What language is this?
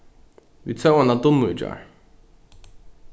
Faroese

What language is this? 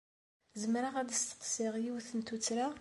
Kabyle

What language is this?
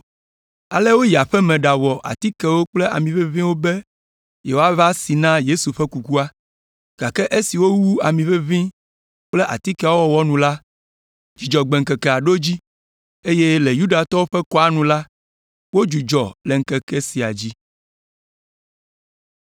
Ewe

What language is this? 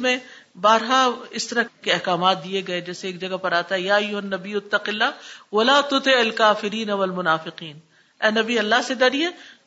Urdu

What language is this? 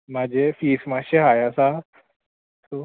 Konkani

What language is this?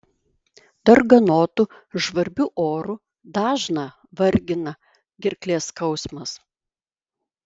Lithuanian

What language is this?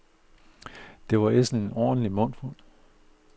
Danish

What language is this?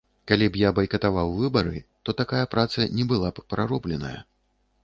Belarusian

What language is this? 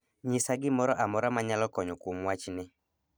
Luo (Kenya and Tanzania)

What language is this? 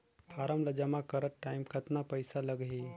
Chhattisgarhi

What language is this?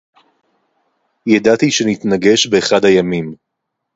Hebrew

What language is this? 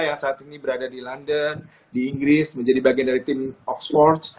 Indonesian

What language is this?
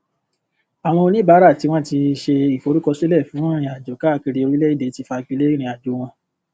Yoruba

